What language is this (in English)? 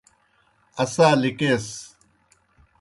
Kohistani Shina